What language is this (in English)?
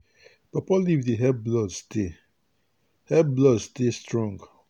Nigerian Pidgin